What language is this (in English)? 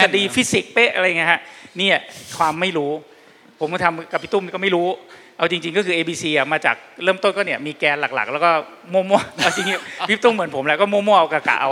Thai